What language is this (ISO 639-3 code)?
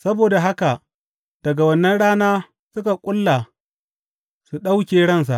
hau